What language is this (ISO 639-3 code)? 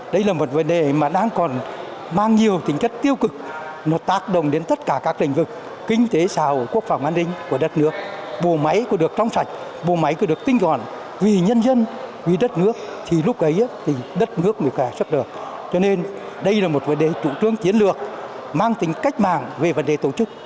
vie